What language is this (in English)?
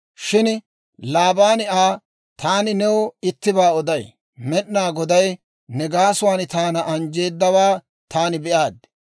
Dawro